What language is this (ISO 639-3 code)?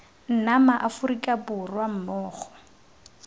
tsn